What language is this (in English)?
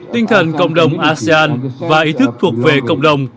Vietnamese